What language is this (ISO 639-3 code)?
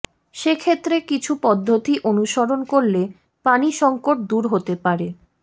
ben